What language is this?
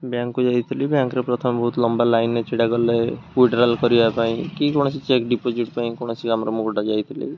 Odia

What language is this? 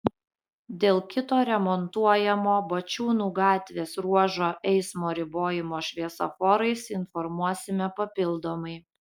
Lithuanian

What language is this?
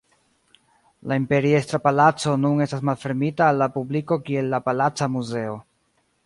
Esperanto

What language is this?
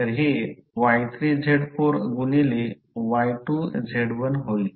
Marathi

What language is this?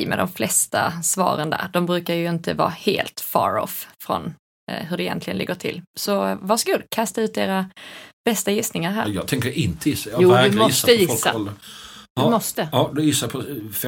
Swedish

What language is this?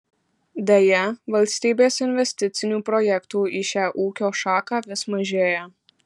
Lithuanian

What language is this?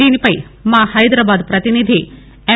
Telugu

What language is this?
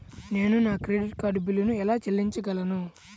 Telugu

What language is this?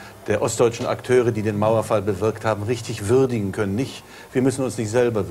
German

